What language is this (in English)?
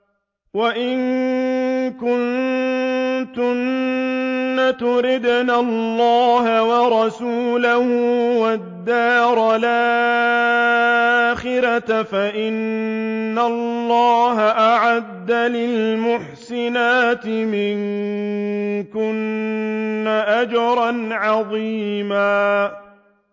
Arabic